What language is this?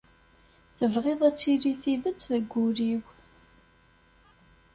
Kabyle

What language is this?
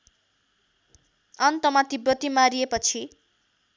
Nepali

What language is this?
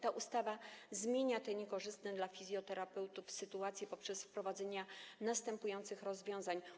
Polish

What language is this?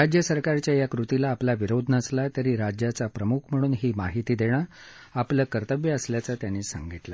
Marathi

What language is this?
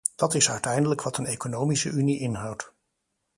Dutch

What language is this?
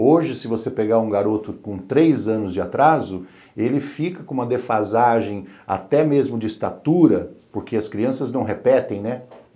Portuguese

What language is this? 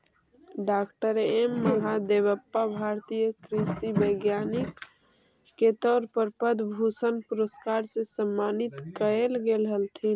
Magahi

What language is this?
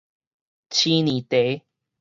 Min Nan Chinese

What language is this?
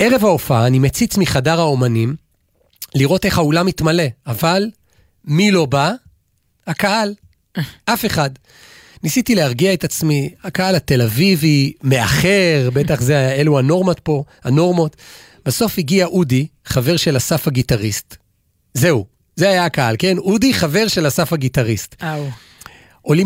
Hebrew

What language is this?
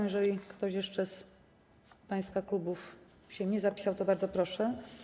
Polish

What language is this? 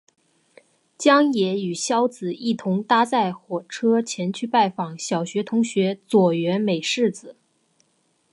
Chinese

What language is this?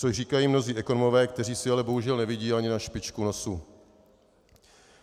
Czech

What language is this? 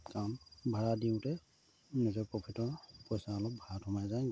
Assamese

